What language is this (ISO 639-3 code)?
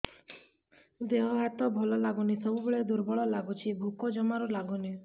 ori